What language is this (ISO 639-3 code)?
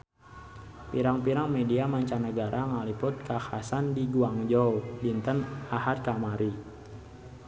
sun